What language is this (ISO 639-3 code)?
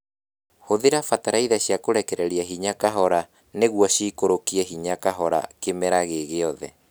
kik